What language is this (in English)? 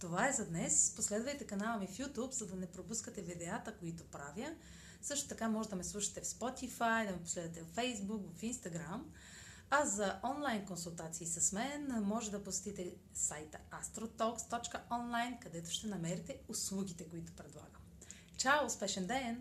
Bulgarian